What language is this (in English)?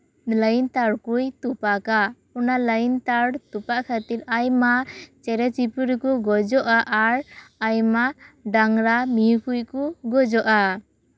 Santali